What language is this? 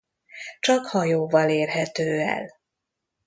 Hungarian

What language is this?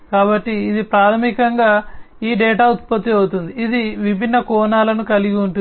Telugu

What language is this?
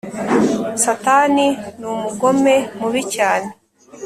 Kinyarwanda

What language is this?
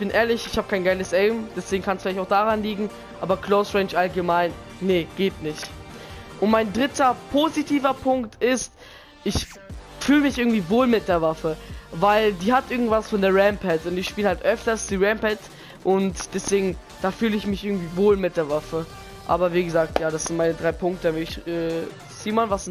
German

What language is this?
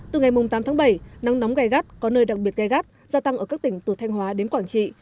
Vietnamese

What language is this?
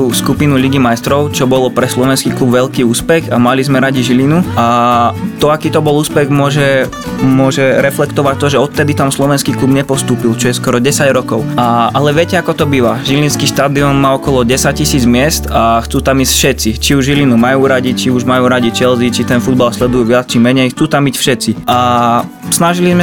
Slovak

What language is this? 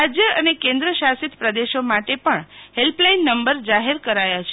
Gujarati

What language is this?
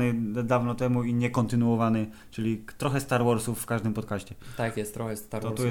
Polish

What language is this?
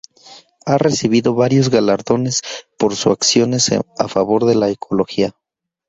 Spanish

